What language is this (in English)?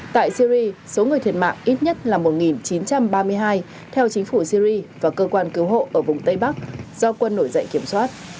Vietnamese